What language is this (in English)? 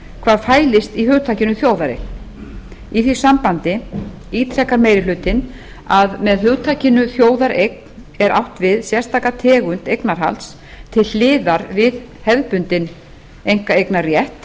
Icelandic